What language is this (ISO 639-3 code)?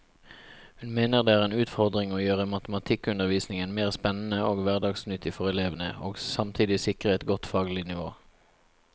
nor